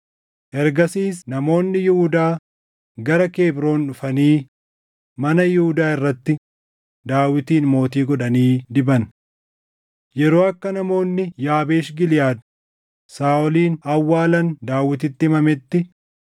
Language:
Oromo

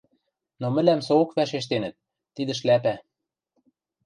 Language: Western Mari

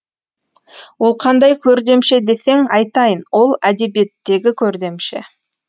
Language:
Kazakh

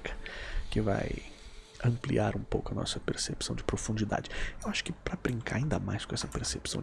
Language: Portuguese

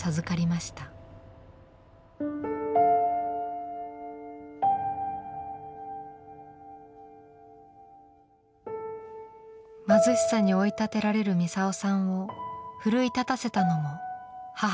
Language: Japanese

